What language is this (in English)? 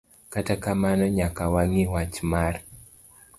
Luo (Kenya and Tanzania)